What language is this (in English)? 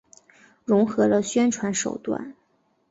Chinese